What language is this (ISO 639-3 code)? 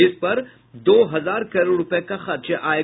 hin